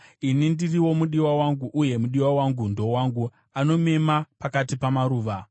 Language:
Shona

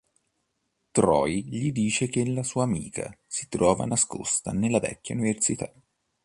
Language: Italian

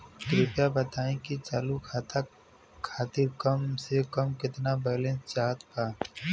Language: Bhojpuri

